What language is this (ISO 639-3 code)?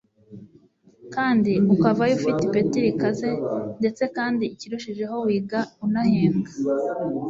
kin